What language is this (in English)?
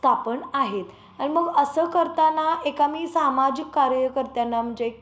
Marathi